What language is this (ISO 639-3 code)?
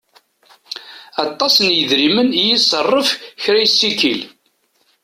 kab